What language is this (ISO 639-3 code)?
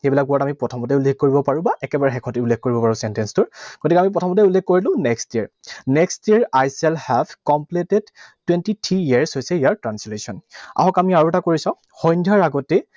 asm